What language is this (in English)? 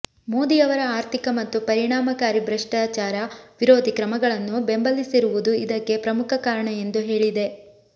Kannada